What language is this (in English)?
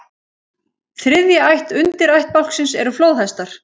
Icelandic